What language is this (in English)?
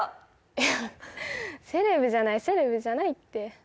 Japanese